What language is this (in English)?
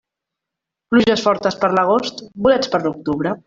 Catalan